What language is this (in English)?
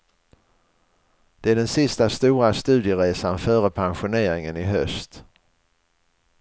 Swedish